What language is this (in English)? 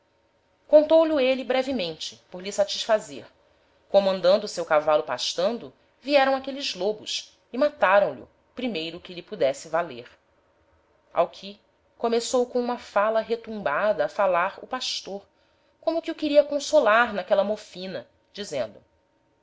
Portuguese